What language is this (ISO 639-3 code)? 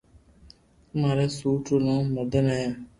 lrk